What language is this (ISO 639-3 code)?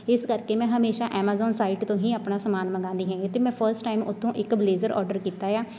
pan